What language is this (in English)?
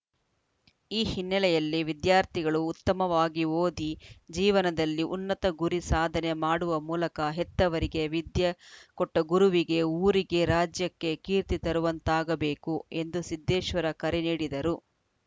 Kannada